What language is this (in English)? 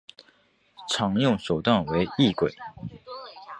Chinese